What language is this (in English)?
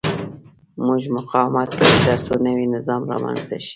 Pashto